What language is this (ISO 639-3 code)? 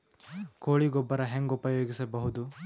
kan